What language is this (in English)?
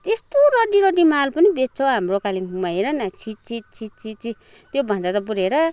Nepali